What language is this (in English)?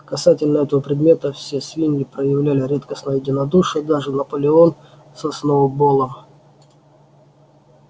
Russian